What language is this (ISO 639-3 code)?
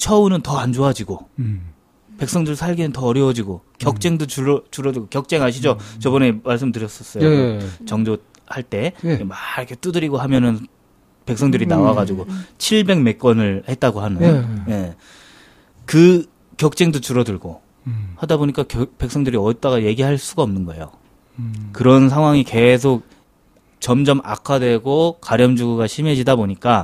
kor